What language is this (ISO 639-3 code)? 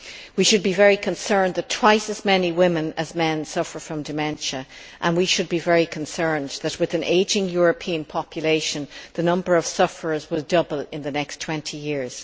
eng